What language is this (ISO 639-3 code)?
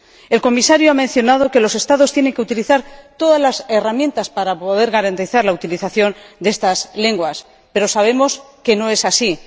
spa